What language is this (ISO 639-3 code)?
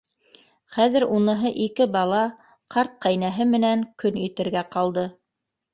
bak